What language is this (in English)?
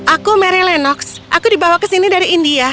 Indonesian